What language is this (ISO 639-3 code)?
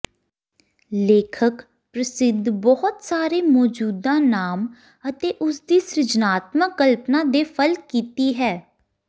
pan